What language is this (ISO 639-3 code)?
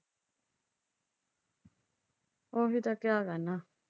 pan